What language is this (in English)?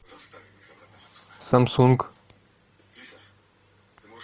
Russian